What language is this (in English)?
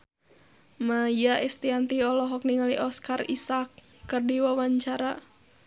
Sundanese